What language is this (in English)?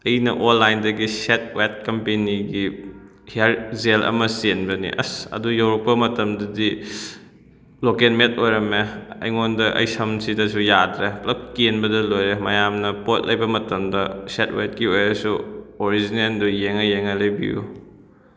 Manipuri